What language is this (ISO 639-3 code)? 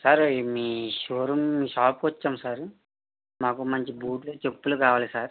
tel